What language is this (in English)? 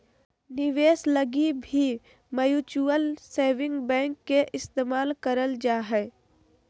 Magahi